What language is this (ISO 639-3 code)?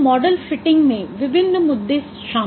hin